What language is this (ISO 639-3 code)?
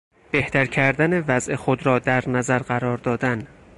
fas